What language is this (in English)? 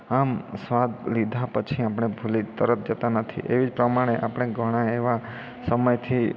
Gujarati